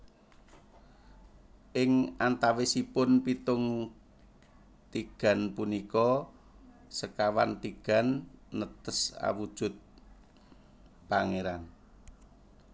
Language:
Javanese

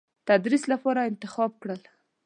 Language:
Pashto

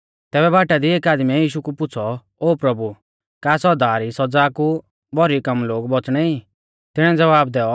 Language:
Mahasu Pahari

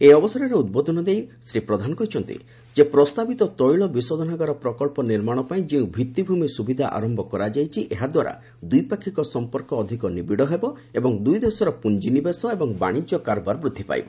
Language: Odia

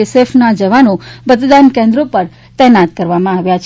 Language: Gujarati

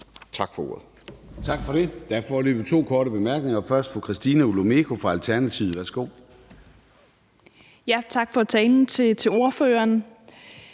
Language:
Danish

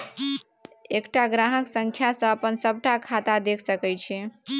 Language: Maithili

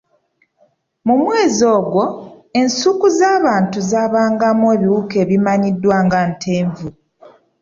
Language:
Ganda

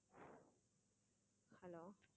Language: Tamil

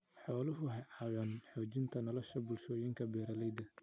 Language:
Somali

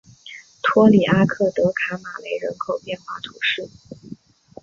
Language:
Chinese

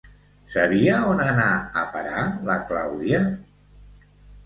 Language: Catalan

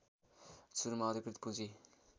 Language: Nepali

